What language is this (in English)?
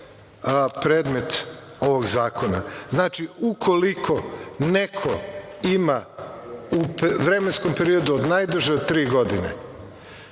Serbian